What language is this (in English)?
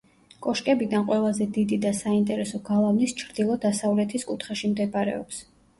Georgian